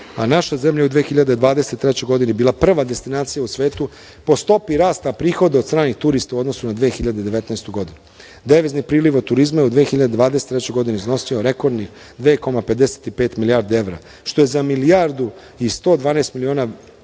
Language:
Serbian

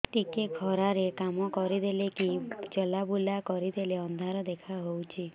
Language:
Odia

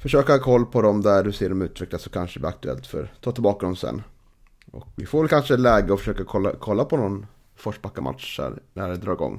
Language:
Swedish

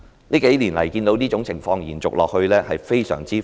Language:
Cantonese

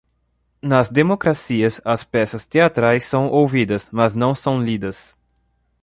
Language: Portuguese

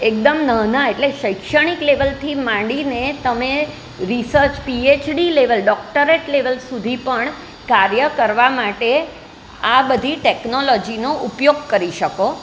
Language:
Gujarati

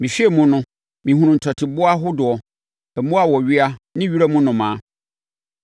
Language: Akan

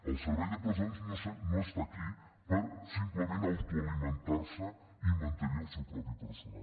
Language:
Catalan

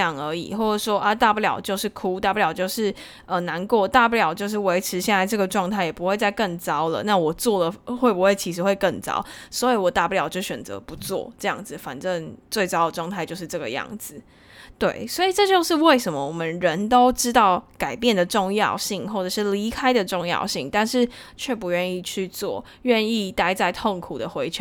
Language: Chinese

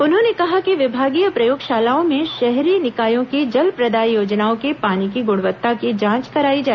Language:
Hindi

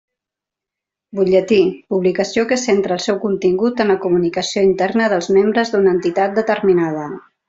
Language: Catalan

